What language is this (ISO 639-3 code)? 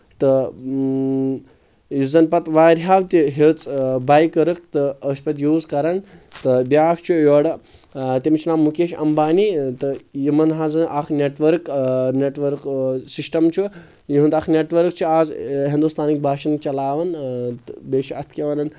kas